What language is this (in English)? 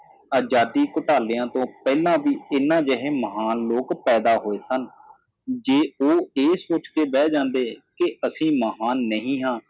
Punjabi